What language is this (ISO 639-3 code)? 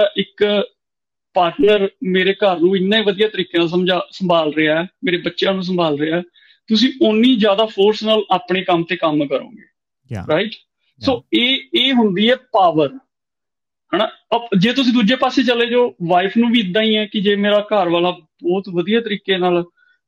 pan